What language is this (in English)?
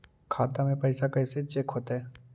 Magahi